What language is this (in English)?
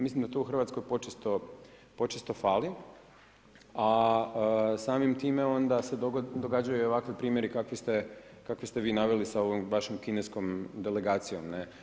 Croatian